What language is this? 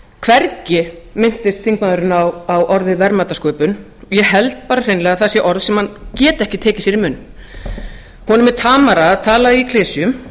Icelandic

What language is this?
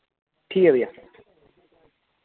Dogri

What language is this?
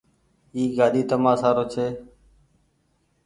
Goaria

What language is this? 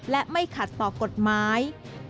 Thai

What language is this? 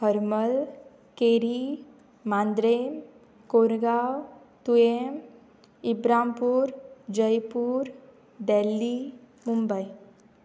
Konkani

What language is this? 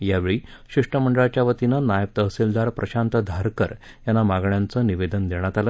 Marathi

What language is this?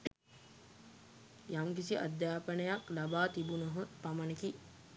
Sinhala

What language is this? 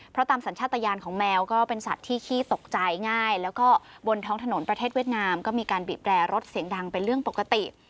Thai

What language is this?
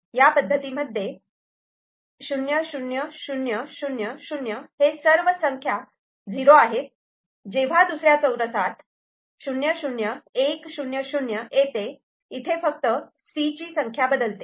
Marathi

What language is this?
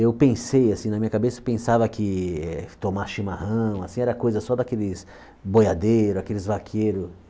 Portuguese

